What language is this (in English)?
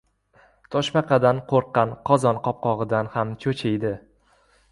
Uzbek